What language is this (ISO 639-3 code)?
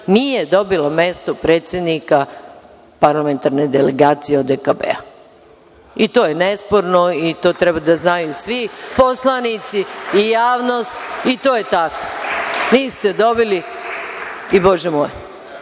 srp